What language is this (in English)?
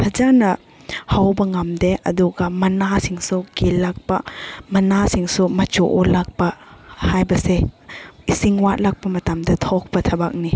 Manipuri